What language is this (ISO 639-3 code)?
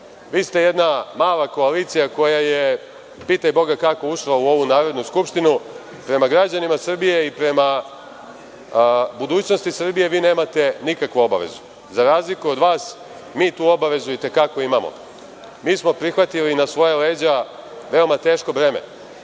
srp